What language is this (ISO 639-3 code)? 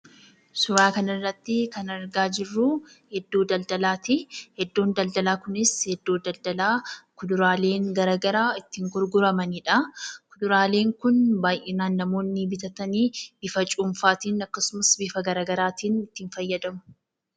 orm